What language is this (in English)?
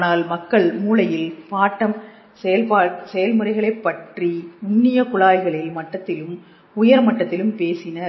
Tamil